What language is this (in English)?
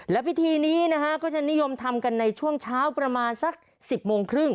Thai